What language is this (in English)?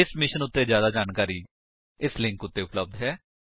Punjabi